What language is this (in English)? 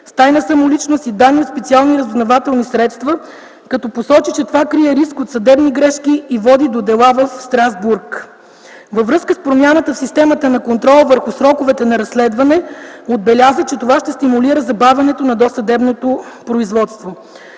Bulgarian